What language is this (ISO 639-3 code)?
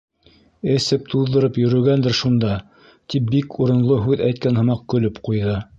bak